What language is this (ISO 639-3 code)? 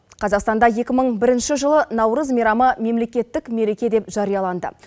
kaz